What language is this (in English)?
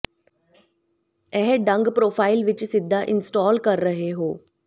Punjabi